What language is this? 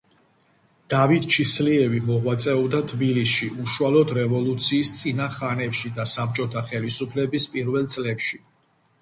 Georgian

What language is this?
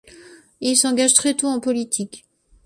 French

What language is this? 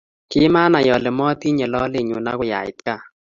Kalenjin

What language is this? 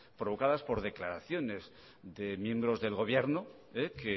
Spanish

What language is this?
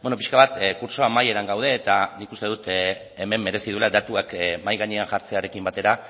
Basque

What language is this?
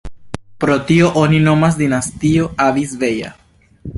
Esperanto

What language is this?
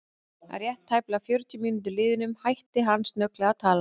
Icelandic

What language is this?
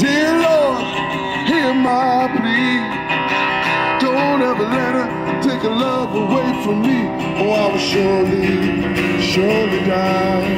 English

